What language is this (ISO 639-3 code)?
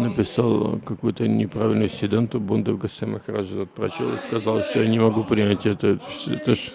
rus